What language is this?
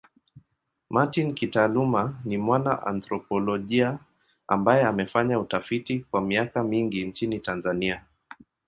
Swahili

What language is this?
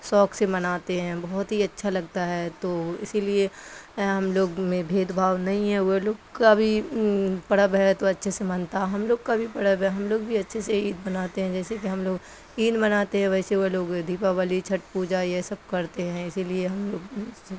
Urdu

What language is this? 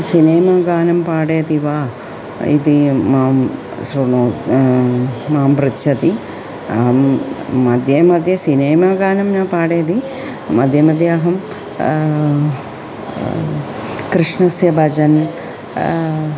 Sanskrit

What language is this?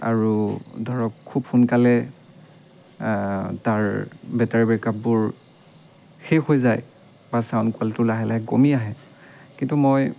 Assamese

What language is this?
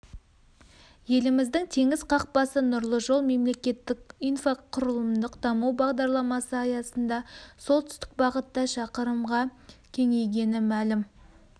Kazakh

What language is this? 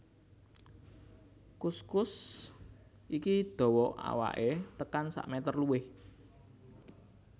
Javanese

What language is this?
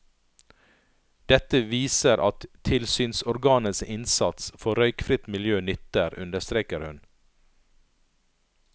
Norwegian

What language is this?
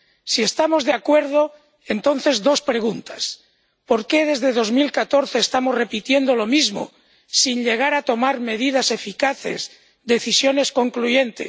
Spanish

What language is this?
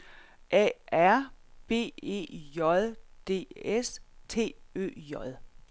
Danish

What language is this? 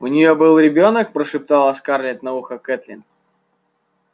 Russian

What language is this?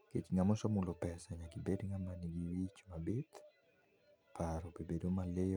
Luo (Kenya and Tanzania)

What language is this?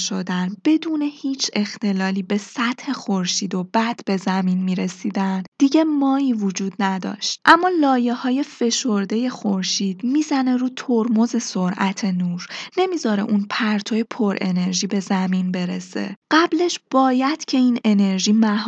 Persian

